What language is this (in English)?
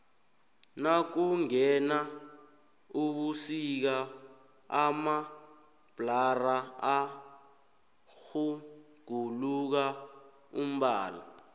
South Ndebele